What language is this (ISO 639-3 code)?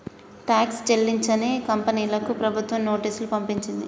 tel